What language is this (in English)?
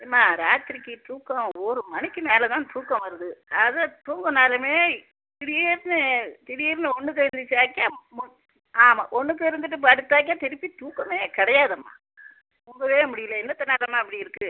Tamil